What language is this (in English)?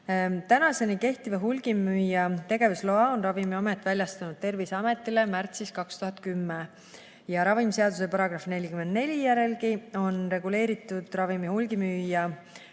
Estonian